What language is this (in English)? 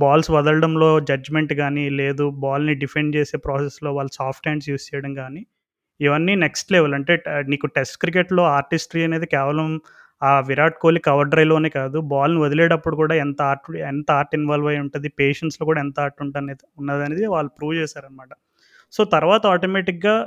Telugu